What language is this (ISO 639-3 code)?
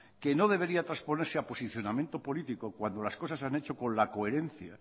spa